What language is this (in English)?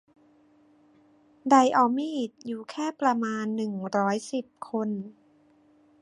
Thai